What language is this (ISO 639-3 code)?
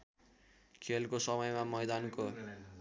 nep